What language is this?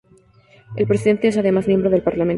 Spanish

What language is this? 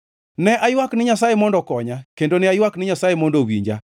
Luo (Kenya and Tanzania)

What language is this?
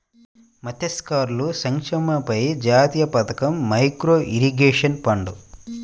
Telugu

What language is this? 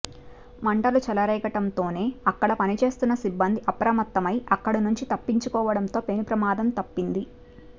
Telugu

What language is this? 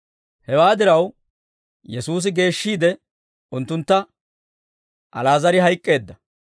Dawro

